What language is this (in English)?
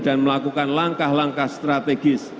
Indonesian